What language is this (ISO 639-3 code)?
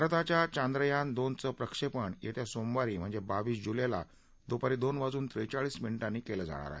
mar